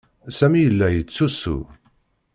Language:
Kabyle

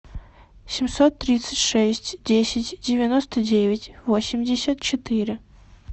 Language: Russian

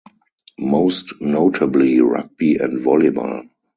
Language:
English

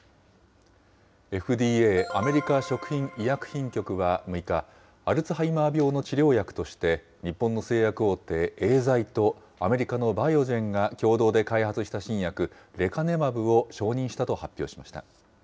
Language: Japanese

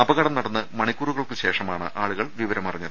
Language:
Malayalam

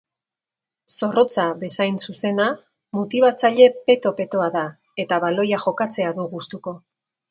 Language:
Basque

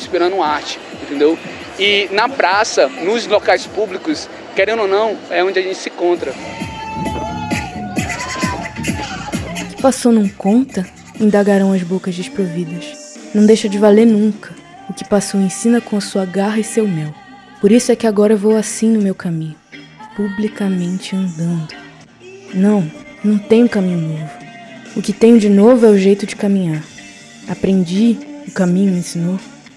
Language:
Portuguese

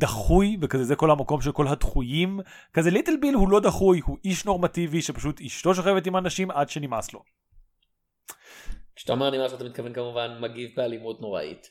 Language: Hebrew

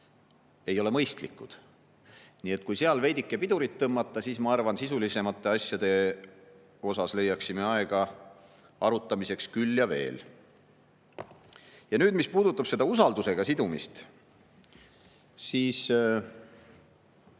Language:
Estonian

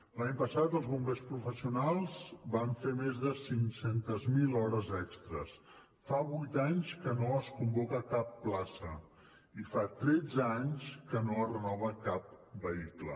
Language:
Catalan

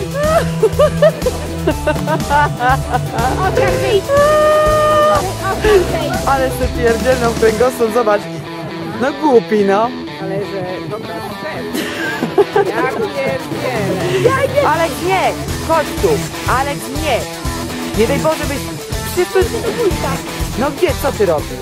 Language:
Polish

